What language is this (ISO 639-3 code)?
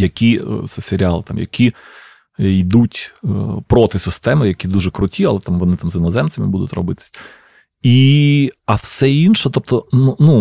ukr